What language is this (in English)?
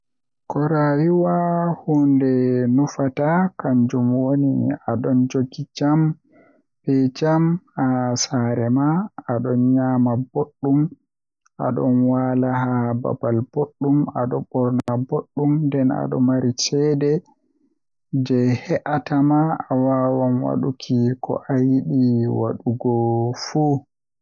Western Niger Fulfulde